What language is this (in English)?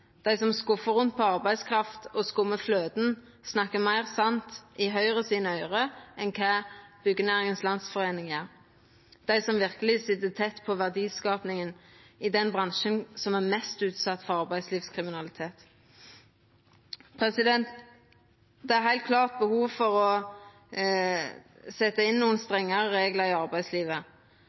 Norwegian Nynorsk